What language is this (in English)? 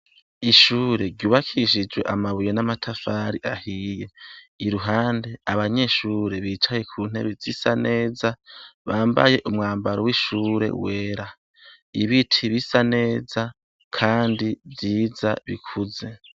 Rundi